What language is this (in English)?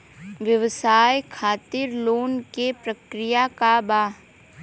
Bhojpuri